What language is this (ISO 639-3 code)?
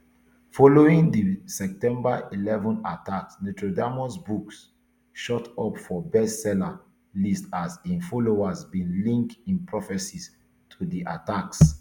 pcm